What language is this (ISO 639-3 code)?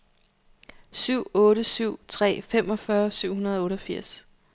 dan